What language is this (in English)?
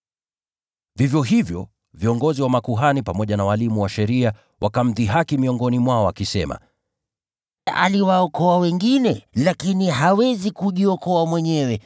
Swahili